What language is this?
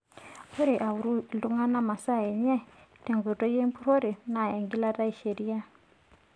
Masai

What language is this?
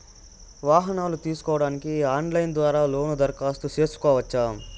Telugu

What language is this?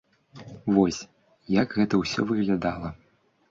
Belarusian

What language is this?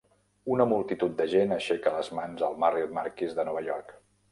Catalan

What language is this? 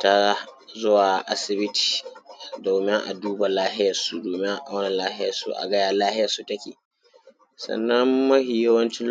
Hausa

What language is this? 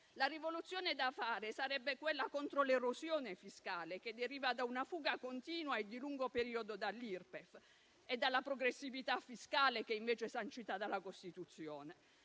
Italian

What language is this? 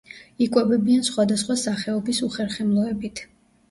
Georgian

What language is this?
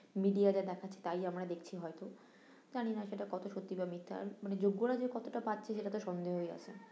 Bangla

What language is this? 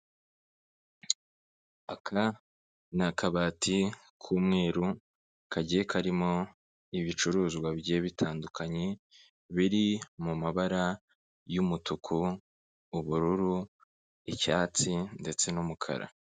Kinyarwanda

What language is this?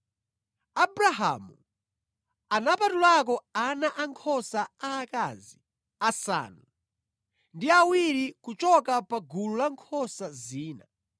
Nyanja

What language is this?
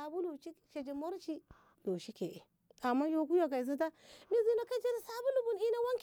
Ngamo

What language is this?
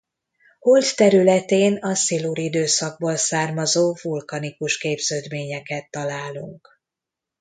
Hungarian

